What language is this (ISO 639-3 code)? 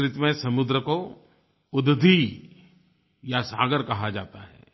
hin